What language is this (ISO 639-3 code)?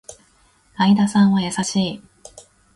jpn